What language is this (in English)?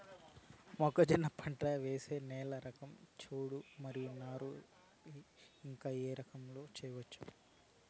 Telugu